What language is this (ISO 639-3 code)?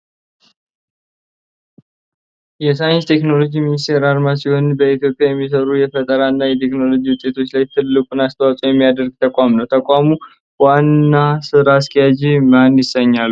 amh